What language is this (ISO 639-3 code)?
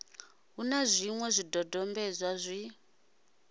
ven